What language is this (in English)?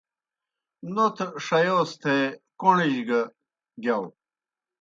Kohistani Shina